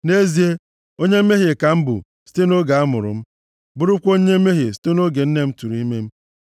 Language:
Igbo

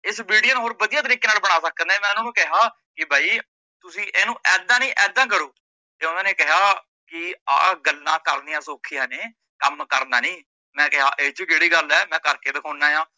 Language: Punjabi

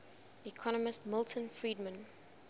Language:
English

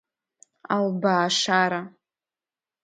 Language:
Abkhazian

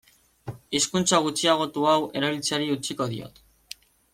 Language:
Basque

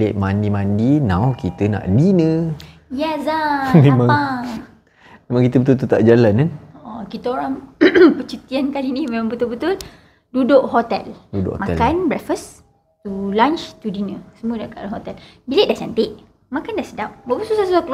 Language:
Malay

